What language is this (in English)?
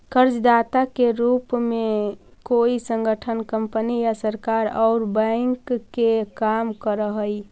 Magahi